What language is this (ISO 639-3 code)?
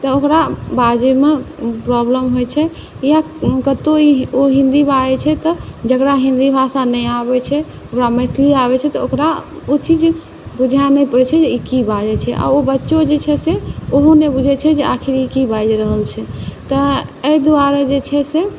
mai